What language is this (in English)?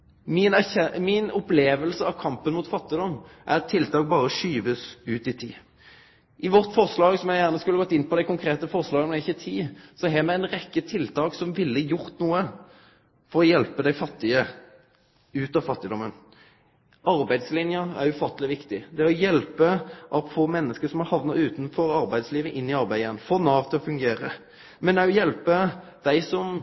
Norwegian Nynorsk